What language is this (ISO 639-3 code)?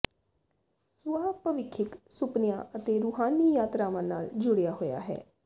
pan